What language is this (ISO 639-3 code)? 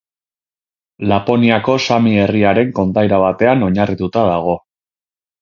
eus